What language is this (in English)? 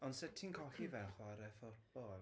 Welsh